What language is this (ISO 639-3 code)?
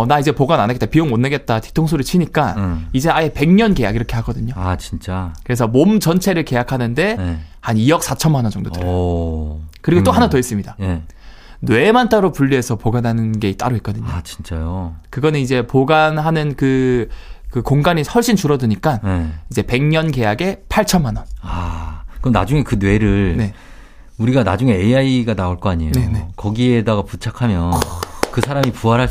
kor